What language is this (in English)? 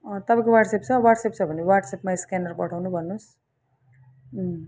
Nepali